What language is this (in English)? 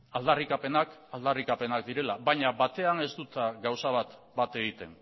Basque